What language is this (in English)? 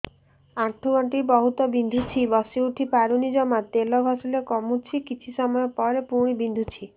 Odia